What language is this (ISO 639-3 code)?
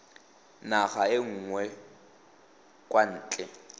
tsn